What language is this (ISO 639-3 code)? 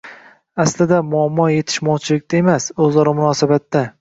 uzb